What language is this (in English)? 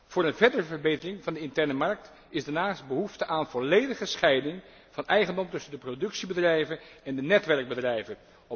Dutch